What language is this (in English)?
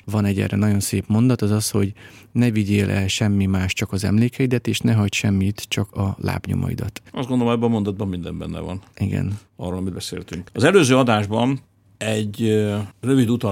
Hungarian